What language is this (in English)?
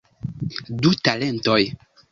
Esperanto